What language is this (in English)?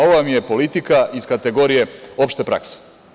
Serbian